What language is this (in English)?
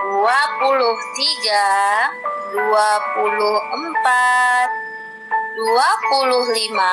Indonesian